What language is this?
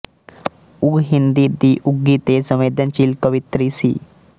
Punjabi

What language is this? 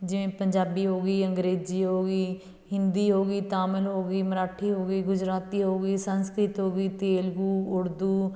Punjabi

